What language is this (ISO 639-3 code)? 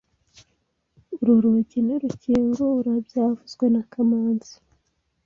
kin